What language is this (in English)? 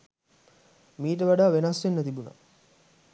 Sinhala